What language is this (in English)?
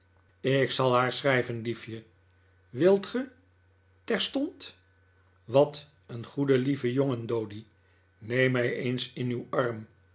Dutch